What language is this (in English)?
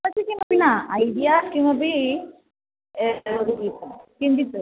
Sanskrit